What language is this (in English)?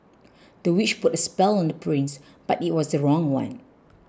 English